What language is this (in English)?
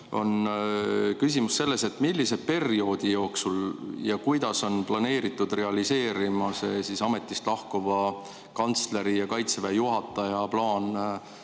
Estonian